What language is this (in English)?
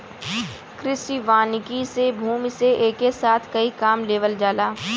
Bhojpuri